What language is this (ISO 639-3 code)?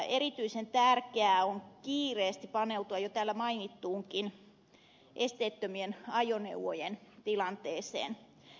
fin